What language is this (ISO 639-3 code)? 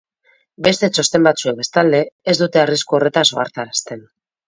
eus